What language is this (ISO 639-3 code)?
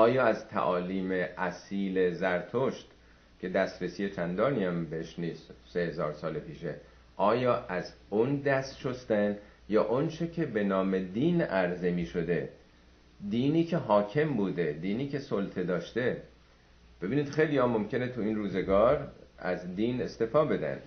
fas